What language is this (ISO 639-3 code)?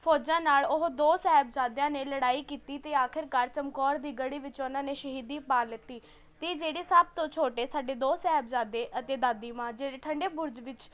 pan